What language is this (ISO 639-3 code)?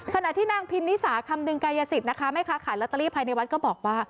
tha